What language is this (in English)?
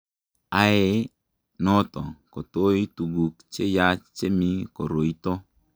Kalenjin